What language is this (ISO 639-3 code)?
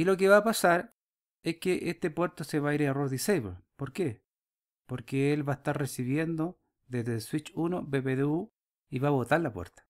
spa